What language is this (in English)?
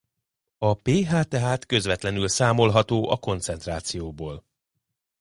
Hungarian